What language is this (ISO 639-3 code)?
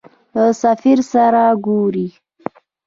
pus